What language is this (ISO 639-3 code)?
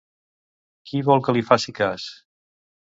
cat